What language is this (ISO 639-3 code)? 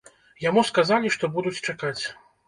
bel